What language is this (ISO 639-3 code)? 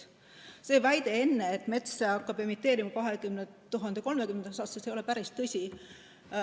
est